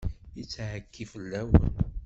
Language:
Kabyle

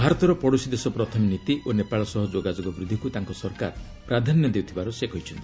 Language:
Odia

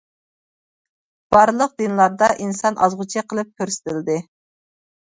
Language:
Uyghur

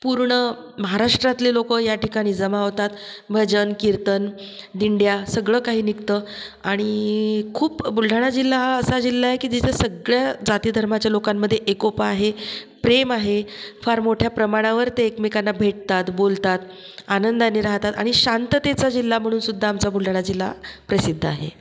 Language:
Marathi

